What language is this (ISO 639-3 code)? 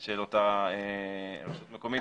heb